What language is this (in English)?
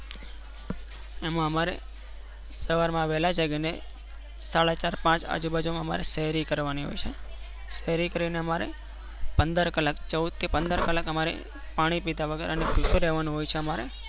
Gujarati